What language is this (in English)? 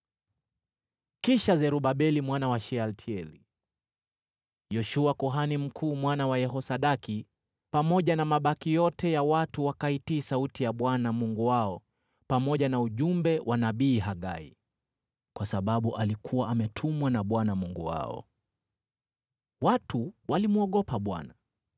Swahili